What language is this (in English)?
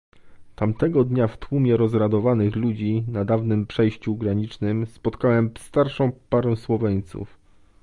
Polish